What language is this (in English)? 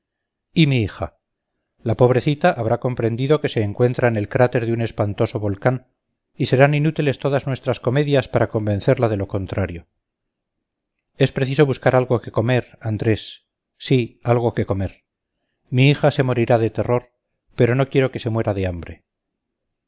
Spanish